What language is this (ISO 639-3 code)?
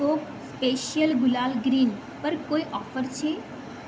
guj